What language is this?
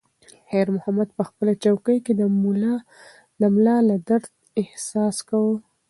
Pashto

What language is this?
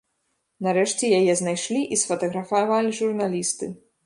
Belarusian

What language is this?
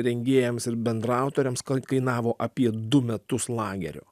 Lithuanian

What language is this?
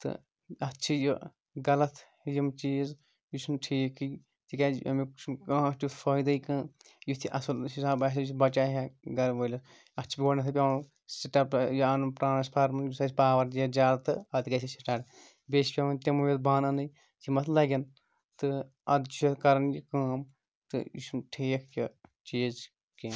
Kashmiri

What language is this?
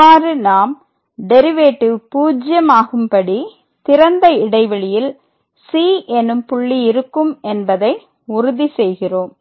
Tamil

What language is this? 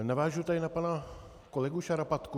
Czech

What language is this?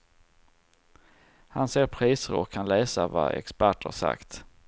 Swedish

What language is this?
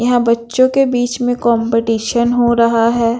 Hindi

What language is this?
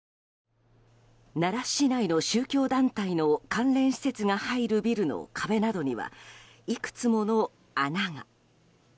Japanese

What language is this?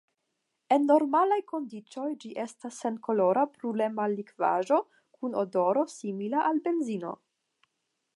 Esperanto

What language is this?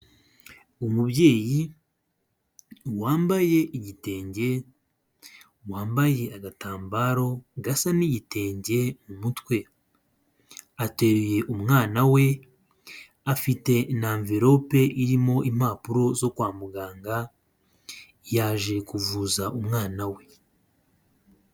Kinyarwanda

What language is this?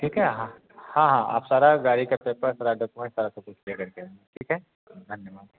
Hindi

